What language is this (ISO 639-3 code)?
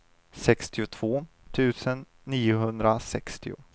swe